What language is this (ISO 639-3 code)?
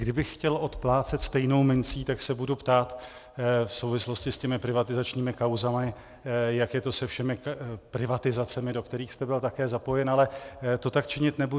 ces